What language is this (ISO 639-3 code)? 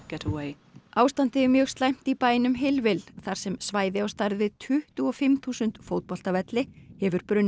isl